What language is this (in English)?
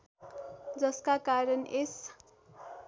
Nepali